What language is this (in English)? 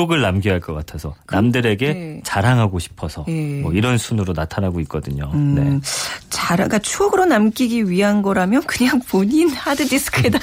Korean